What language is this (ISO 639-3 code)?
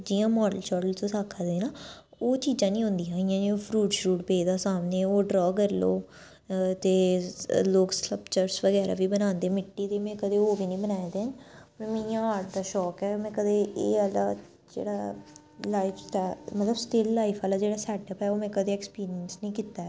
doi